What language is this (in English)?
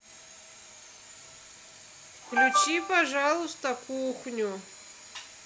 Russian